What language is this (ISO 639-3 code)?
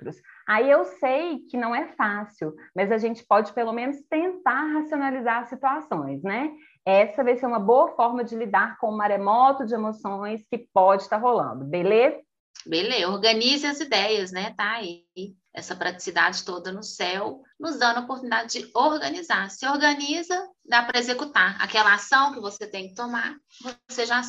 por